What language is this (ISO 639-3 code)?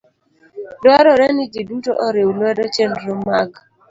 luo